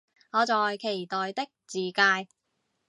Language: Cantonese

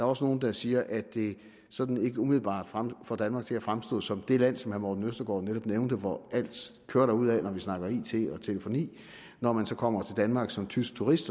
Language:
Danish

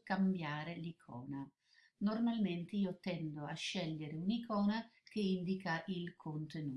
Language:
Italian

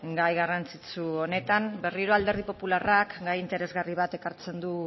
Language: Basque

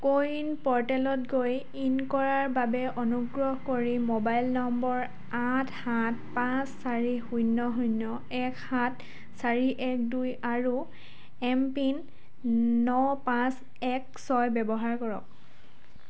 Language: Assamese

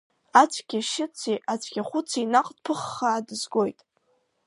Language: Abkhazian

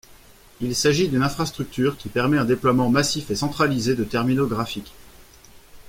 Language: French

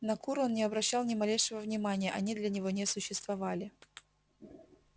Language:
Russian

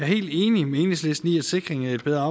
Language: Danish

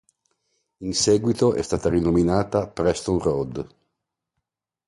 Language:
Italian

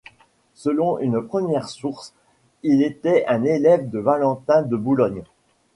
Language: French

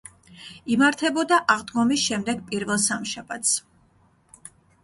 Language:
Georgian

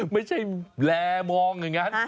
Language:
Thai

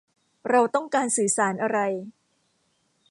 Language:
Thai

